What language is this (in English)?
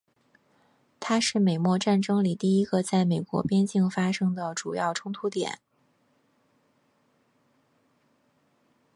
Chinese